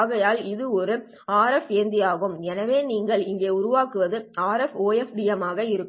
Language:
Tamil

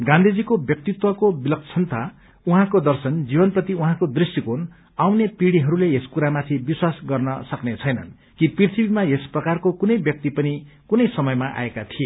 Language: Nepali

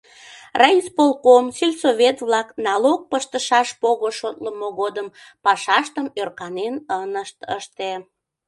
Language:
Mari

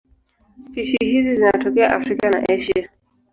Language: Swahili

